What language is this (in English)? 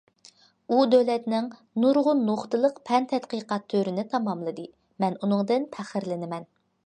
Uyghur